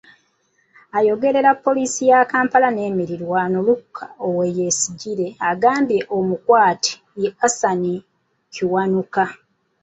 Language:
Ganda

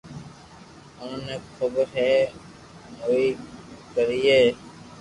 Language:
Loarki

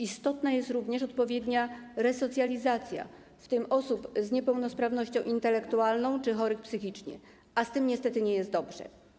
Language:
Polish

